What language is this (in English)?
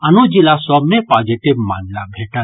Maithili